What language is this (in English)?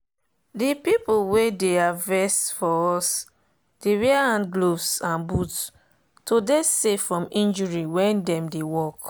Nigerian Pidgin